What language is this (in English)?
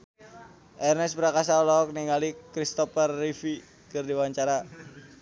Sundanese